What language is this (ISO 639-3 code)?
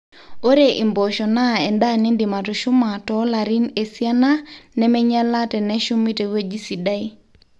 mas